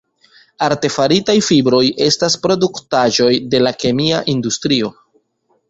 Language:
Esperanto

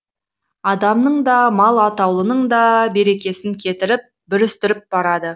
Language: Kazakh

